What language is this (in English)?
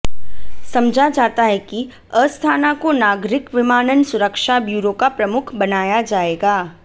Hindi